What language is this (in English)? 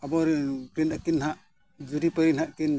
Santali